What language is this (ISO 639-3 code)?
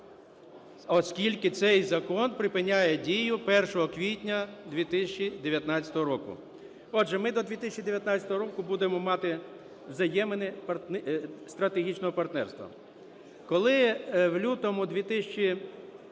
ukr